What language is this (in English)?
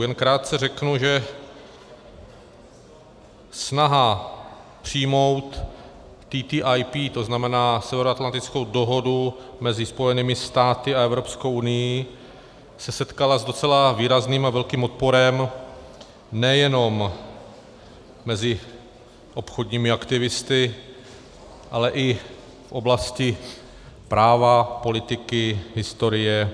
Czech